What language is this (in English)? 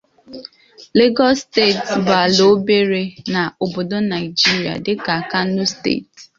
Igbo